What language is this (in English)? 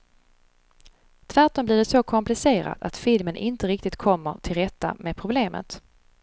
Swedish